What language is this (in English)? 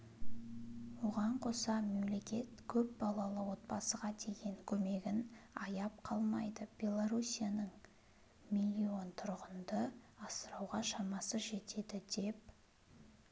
Kazakh